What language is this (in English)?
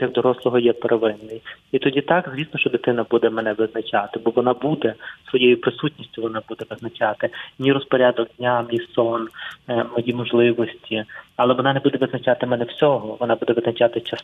Ukrainian